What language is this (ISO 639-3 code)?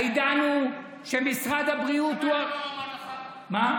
heb